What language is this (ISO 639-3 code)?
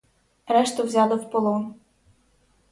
ukr